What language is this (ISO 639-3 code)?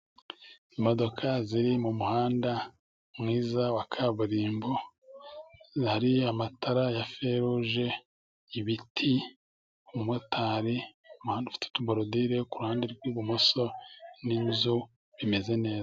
kin